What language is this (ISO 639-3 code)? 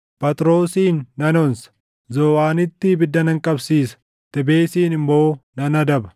orm